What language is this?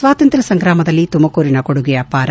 Kannada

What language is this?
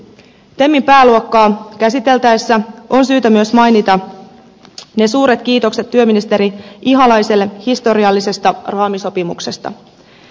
Finnish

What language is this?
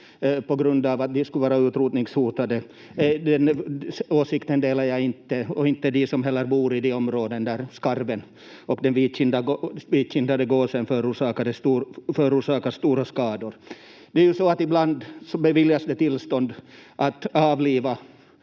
Finnish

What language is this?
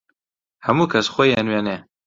Central Kurdish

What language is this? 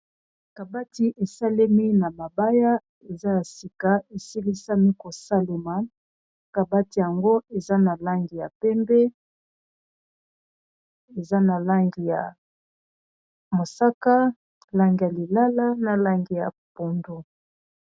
Lingala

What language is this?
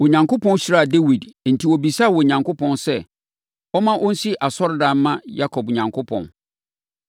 Akan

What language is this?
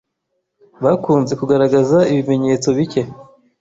Kinyarwanda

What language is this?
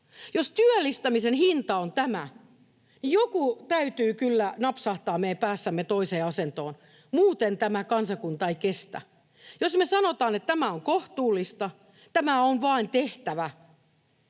Finnish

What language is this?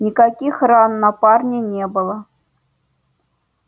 Russian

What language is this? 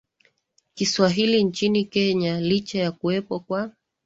Swahili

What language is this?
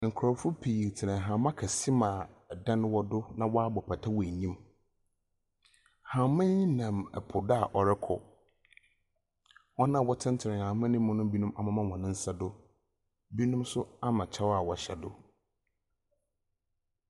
Akan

